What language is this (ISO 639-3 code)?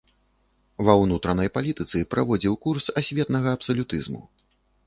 bel